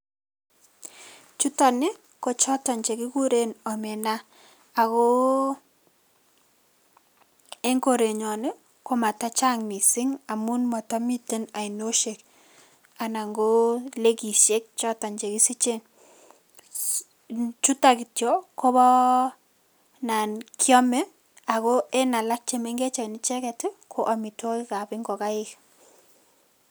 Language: Kalenjin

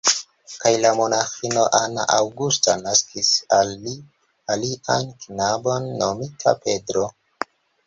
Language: Esperanto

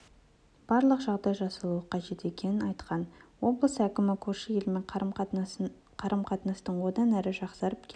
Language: Kazakh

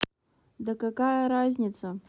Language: Russian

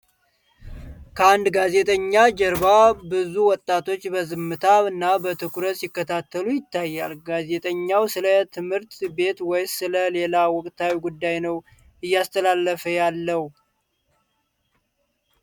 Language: Amharic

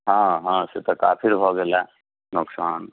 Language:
Maithili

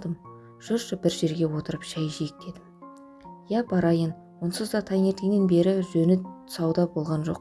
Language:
Kazakh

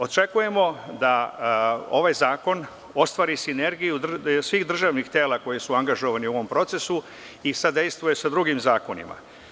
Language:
Serbian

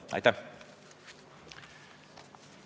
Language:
Estonian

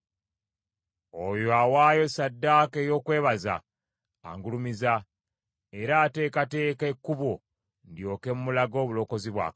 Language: Ganda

